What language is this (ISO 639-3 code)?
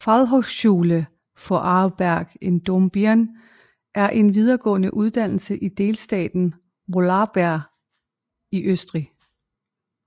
dan